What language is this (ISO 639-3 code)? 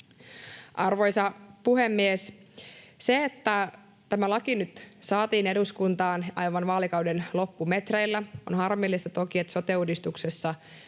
fin